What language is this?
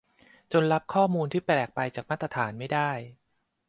Thai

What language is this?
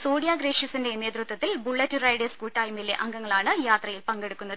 Malayalam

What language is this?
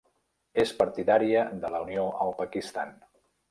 Catalan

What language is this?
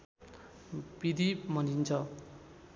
Nepali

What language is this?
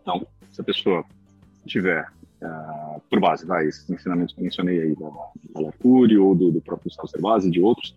Portuguese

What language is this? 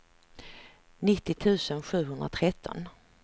Swedish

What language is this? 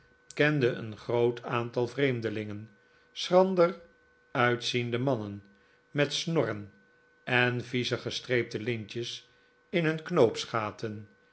Dutch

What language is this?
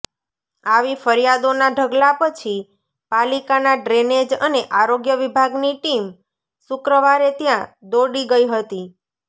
Gujarati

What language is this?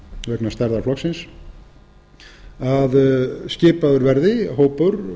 Icelandic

